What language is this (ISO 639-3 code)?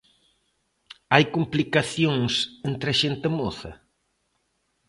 glg